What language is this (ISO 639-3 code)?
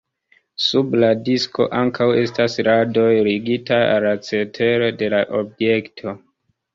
epo